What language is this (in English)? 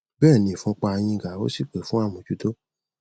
Yoruba